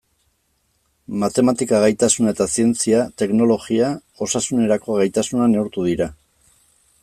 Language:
Basque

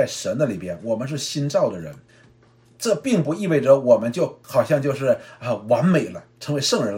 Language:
Chinese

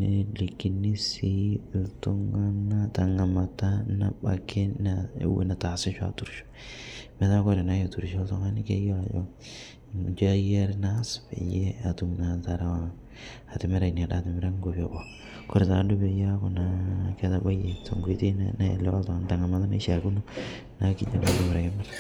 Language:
Masai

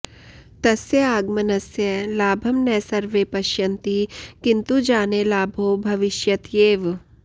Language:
Sanskrit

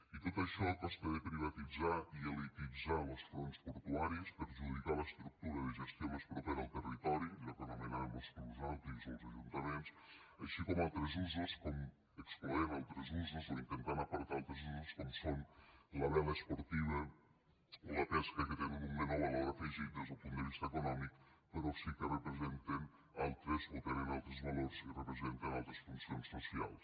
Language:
Catalan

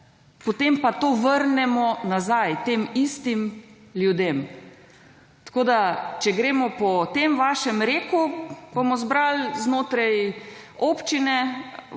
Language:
Slovenian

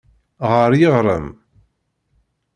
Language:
Kabyle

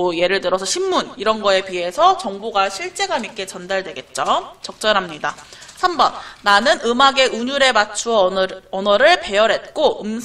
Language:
Korean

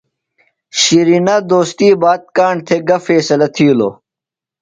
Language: Phalura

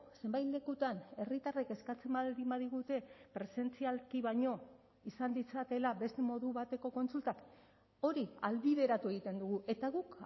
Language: Basque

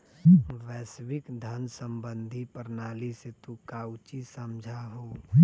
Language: Magahi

